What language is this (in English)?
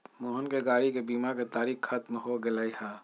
Magahi